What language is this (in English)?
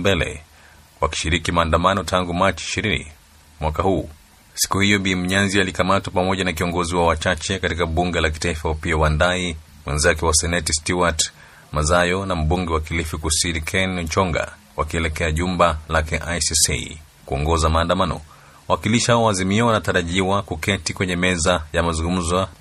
Swahili